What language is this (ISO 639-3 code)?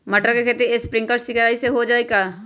mag